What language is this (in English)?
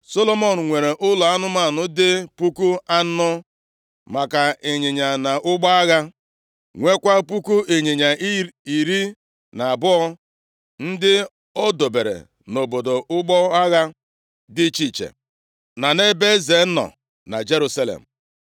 Igbo